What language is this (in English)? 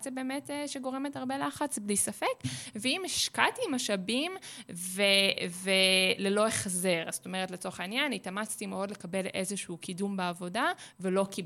Hebrew